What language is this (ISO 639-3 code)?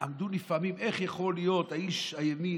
heb